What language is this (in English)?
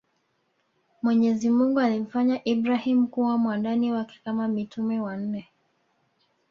Swahili